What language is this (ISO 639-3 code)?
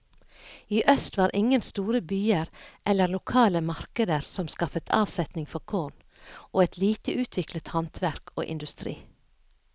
nor